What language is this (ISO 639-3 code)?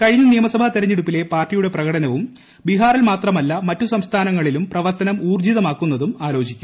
mal